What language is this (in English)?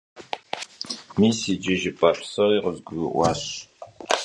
Kabardian